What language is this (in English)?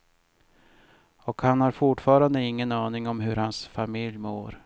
Swedish